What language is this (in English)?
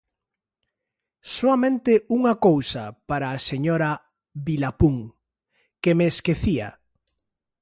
Galician